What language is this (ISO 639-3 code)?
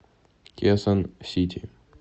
rus